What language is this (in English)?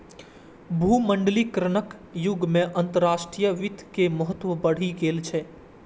Maithili